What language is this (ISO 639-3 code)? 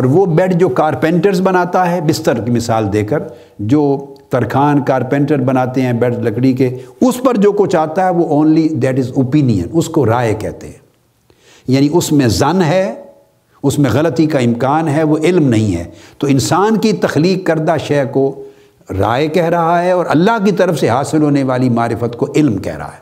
urd